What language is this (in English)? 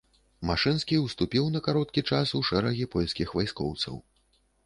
Belarusian